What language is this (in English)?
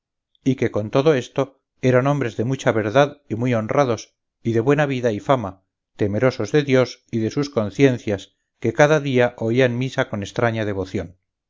Spanish